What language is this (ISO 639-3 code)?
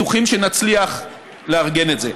heb